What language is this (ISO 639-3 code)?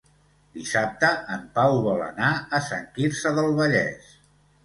cat